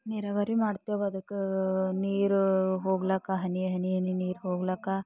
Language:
Kannada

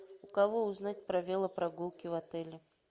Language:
Russian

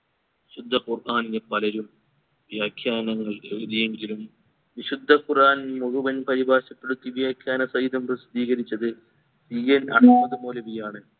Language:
Malayalam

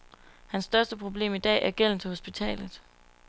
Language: Danish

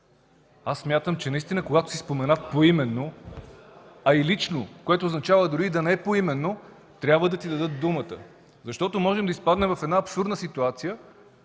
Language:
Bulgarian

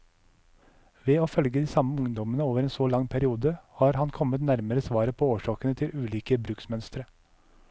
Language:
Norwegian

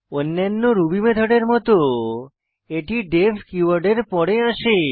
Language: Bangla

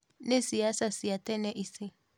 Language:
Kikuyu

